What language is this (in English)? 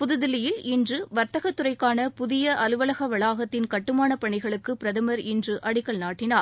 Tamil